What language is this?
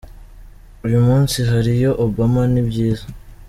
Kinyarwanda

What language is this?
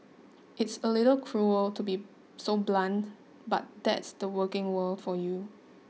English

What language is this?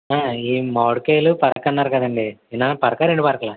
Telugu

